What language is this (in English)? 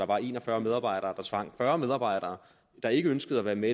Danish